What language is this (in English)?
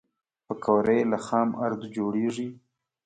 Pashto